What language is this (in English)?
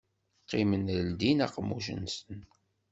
Kabyle